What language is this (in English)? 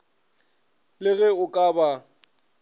Northern Sotho